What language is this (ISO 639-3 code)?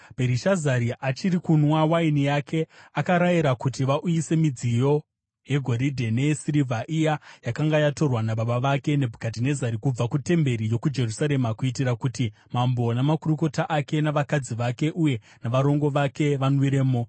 sna